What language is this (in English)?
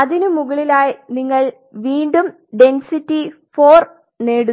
Malayalam